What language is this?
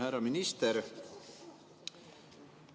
Estonian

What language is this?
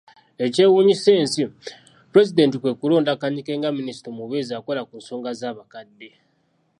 Ganda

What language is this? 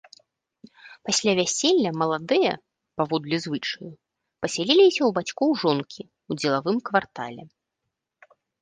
Belarusian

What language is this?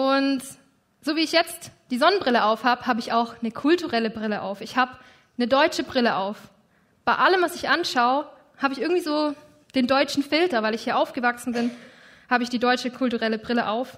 German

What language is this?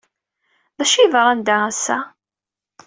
Kabyle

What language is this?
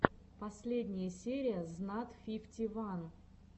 Russian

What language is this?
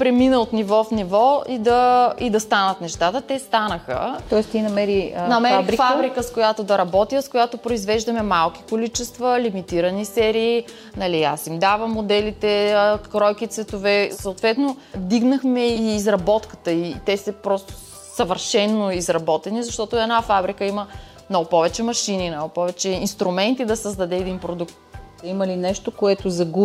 Bulgarian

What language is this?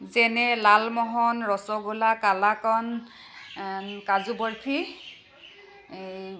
Assamese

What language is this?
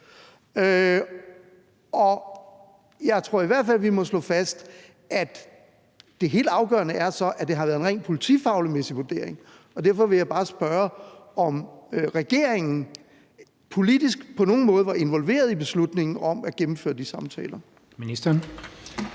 Danish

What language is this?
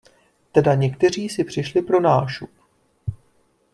Czech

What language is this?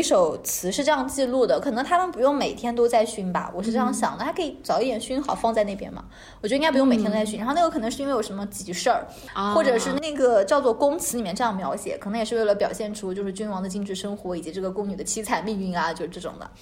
Chinese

